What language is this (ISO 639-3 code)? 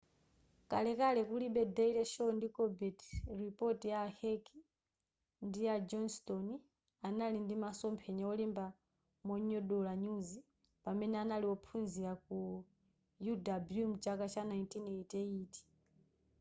nya